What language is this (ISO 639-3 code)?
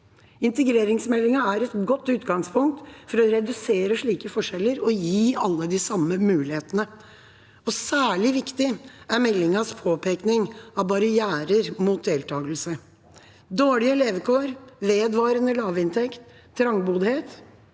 nor